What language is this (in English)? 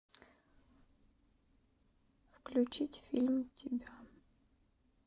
Russian